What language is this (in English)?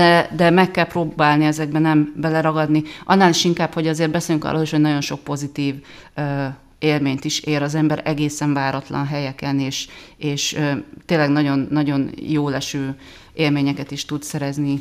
Hungarian